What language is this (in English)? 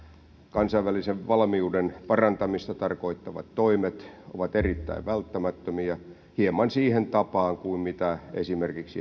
Finnish